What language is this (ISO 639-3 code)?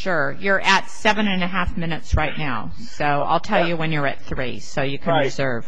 eng